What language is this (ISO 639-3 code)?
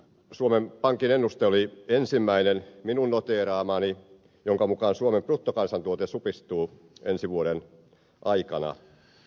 fin